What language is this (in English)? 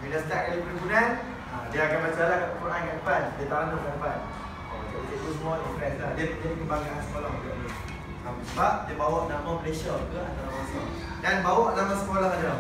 Malay